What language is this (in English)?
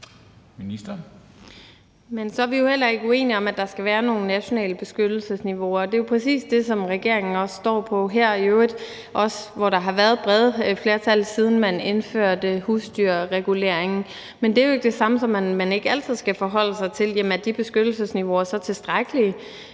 Danish